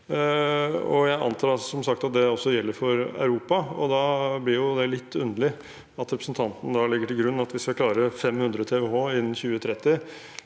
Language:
Norwegian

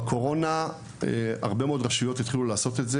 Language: Hebrew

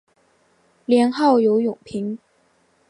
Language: Chinese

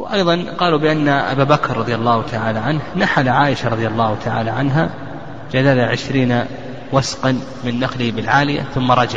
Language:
Arabic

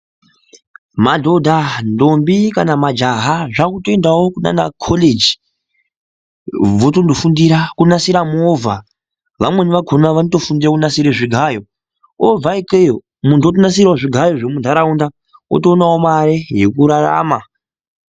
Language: Ndau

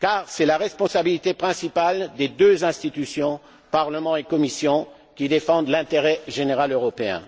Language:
French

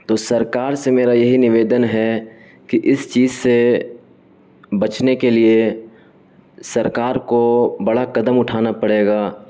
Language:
Urdu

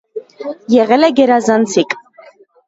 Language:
Armenian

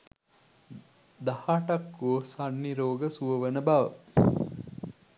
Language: Sinhala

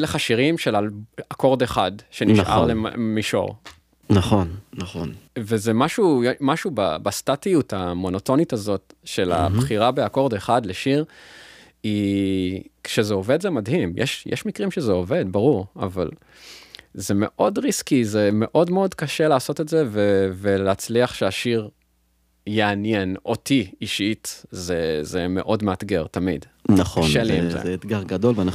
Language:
Hebrew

